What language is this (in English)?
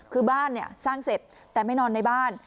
Thai